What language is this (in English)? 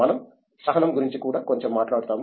Telugu